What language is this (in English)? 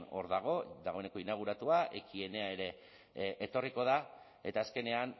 Basque